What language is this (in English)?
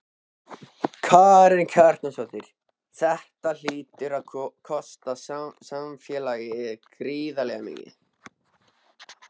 Icelandic